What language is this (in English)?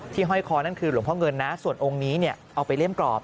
Thai